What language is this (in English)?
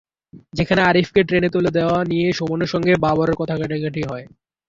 Bangla